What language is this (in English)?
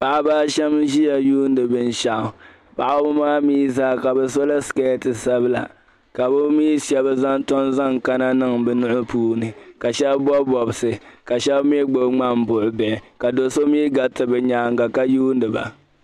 Dagbani